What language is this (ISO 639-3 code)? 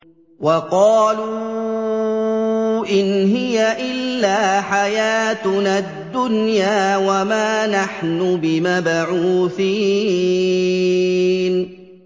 ara